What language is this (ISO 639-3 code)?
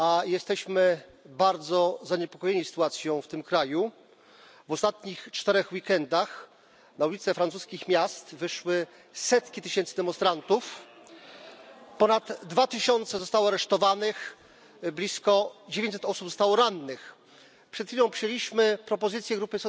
pol